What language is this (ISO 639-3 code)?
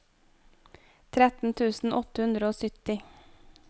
nor